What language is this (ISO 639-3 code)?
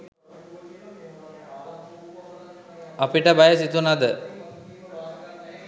sin